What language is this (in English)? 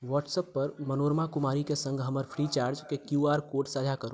Maithili